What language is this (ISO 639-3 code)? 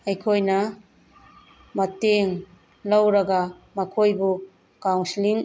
mni